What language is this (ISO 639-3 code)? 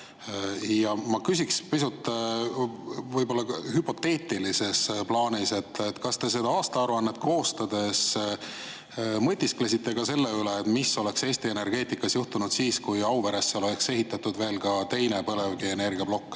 est